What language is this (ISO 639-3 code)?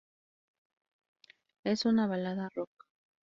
spa